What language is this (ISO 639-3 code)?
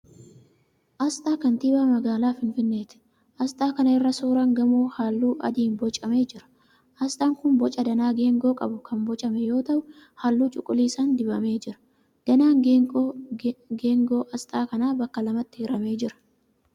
orm